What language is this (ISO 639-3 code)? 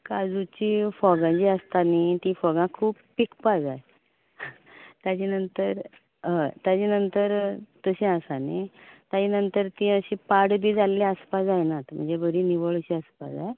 kok